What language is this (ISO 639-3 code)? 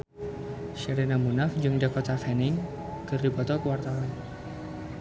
sun